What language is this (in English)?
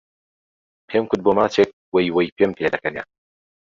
Central Kurdish